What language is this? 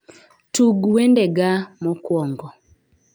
Luo (Kenya and Tanzania)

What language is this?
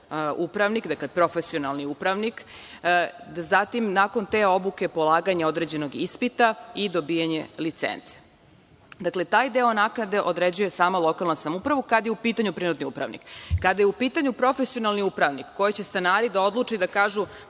Serbian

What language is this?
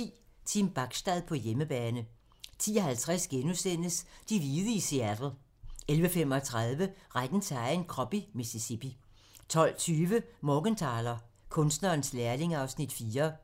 Danish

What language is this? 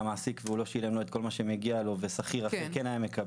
Hebrew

